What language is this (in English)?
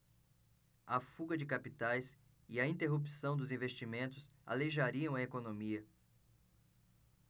Portuguese